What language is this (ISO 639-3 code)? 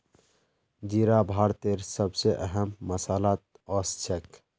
mag